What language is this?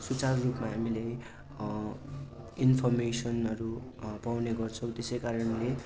Nepali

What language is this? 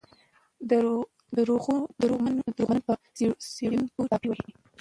Pashto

